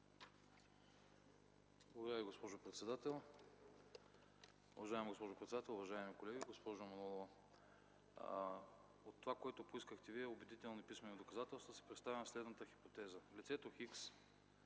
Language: Bulgarian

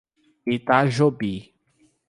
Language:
Portuguese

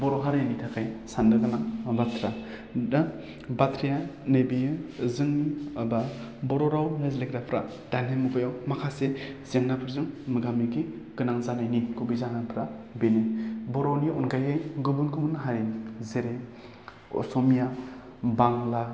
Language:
Bodo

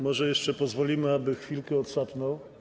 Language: Polish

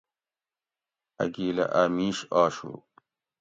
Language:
Gawri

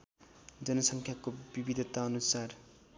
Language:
Nepali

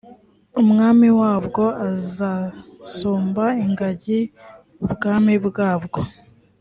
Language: Kinyarwanda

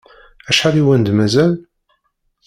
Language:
Kabyle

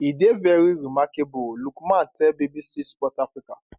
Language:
Nigerian Pidgin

